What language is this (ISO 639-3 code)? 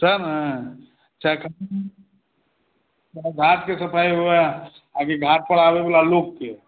mai